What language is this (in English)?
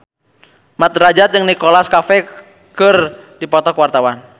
Sundanese